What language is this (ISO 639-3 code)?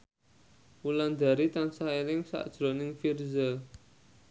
jav